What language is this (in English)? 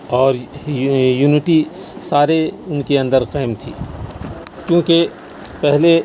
Urdu